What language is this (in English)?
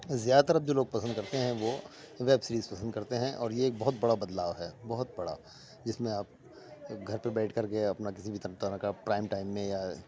Urdu